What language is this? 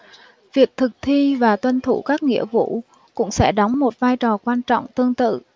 Vietnamese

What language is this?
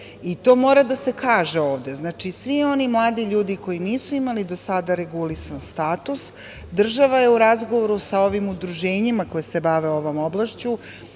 Serbian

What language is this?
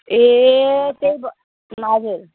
Nepali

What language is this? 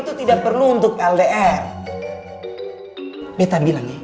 Indonesian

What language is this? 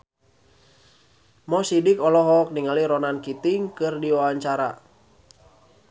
Sundanese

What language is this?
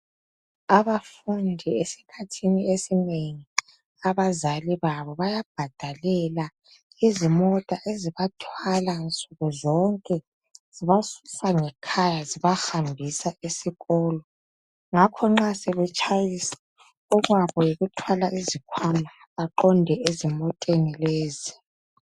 North Ndebele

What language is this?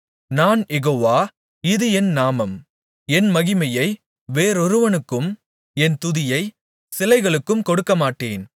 Tamil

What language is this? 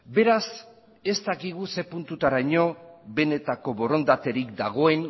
Basque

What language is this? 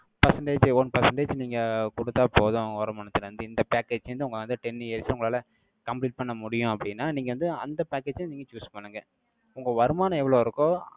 Tamil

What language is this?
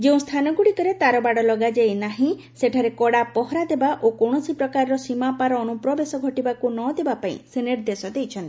Odia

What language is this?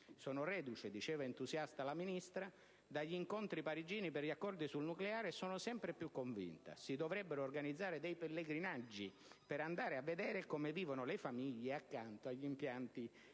Italian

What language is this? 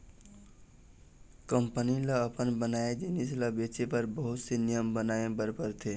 Chhattisgarhi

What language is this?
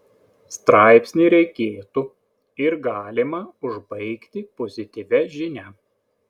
Lithuanian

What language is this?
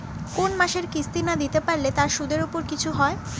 Bangla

